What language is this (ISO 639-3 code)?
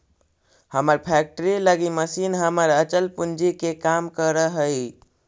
mag